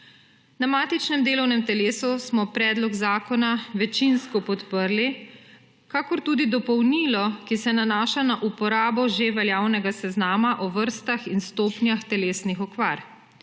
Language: Slovenian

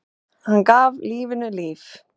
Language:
Icelandic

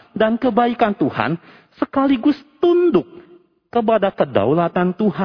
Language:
Indonesian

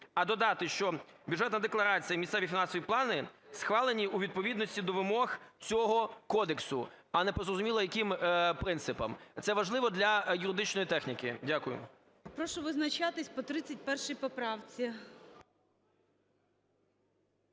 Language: Ukrainian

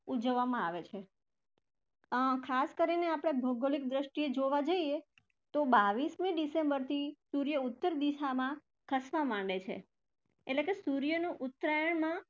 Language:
Gujarati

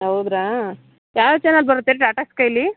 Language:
Kannada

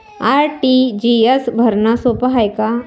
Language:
Marathi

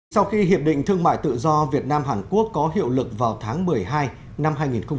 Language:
Vietnamese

